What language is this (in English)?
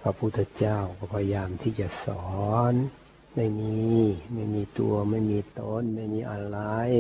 Thai